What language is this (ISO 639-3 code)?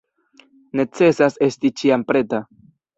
epo